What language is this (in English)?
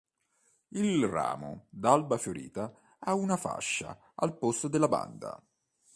Italian